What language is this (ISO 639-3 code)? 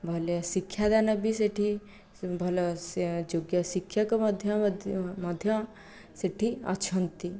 ori